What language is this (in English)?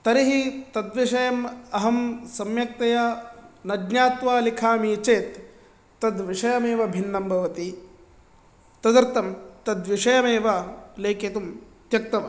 Sanskrit